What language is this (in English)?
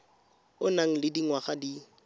Tswana